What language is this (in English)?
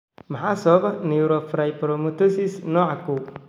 Somali